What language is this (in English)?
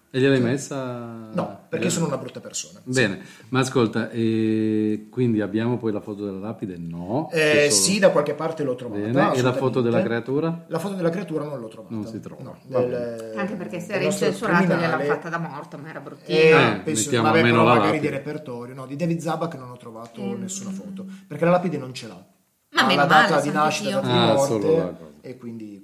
Italian